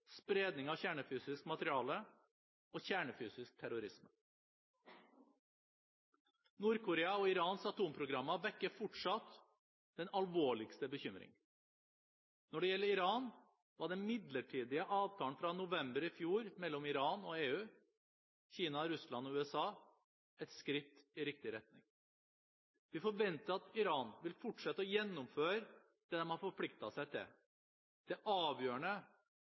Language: Norwegian Bokmål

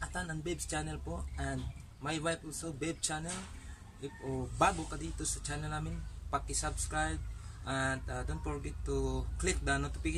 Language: Indonesian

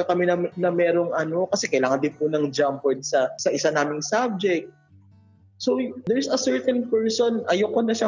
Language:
Filipino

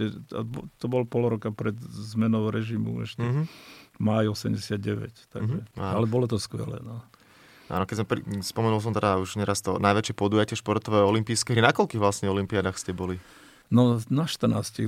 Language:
Slovak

